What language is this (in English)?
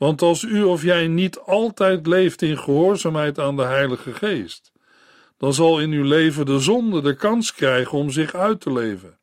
Dutch